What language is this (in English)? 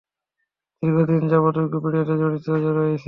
Bangla